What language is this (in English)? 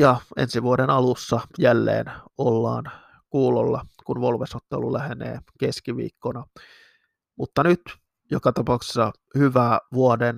Finnish